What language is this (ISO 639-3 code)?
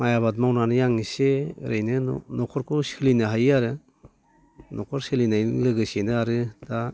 brx